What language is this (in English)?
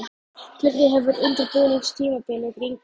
Icelandic